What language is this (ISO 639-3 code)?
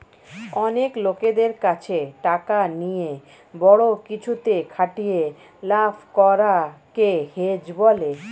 ben